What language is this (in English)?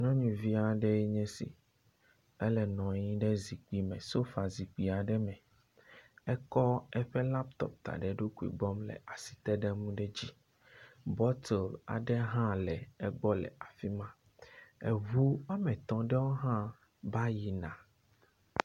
Ewe